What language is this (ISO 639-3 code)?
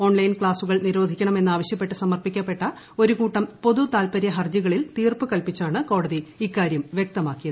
mal